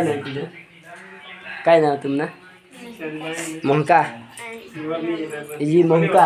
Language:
Indonesian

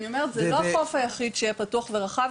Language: Hebrew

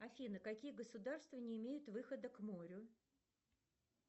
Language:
Russian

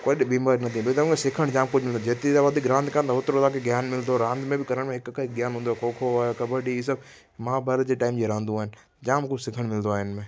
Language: Sindhi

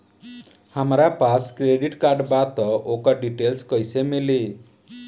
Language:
Bhojpuri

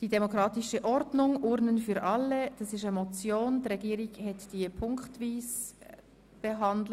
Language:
Swiss German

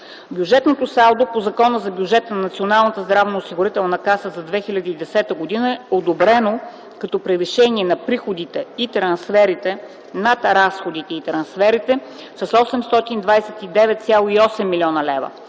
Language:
Bulgarian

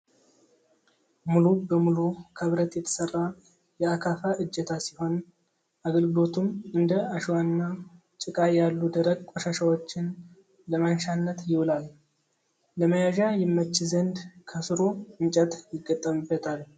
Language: Amharic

